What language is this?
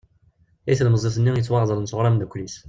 Kabyle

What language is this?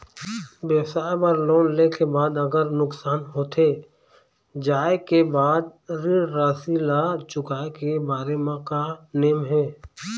Chhattisgarhi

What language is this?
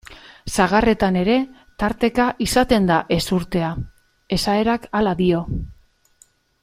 Basque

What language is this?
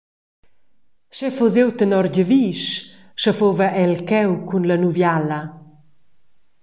Romansh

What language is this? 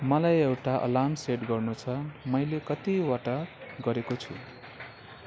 Nepali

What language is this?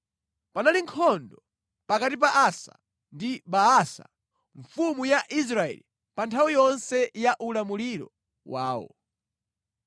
Nyanja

